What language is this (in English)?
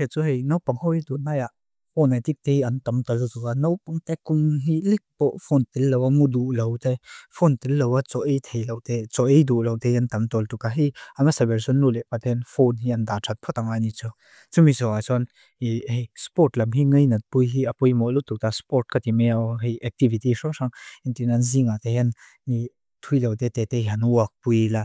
Mizo